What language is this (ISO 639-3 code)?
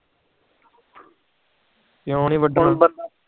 pan